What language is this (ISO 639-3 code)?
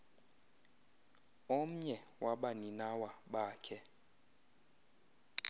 xho